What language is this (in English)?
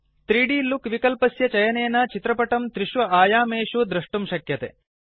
Sanskrit